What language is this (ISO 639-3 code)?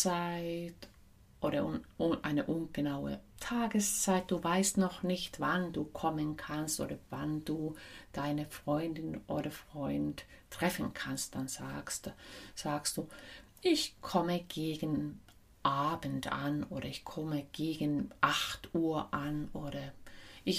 deu